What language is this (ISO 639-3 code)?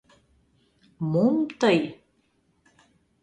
chm